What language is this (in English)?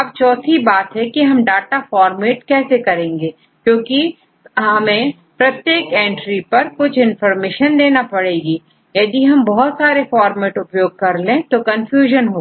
Hindi